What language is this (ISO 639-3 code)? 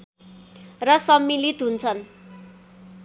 nep